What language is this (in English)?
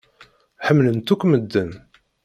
Kabyle